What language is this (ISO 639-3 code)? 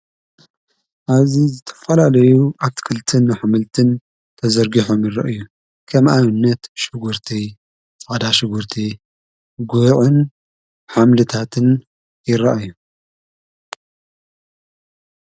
tir